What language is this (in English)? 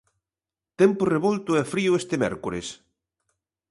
Galician